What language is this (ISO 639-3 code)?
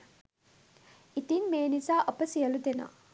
sin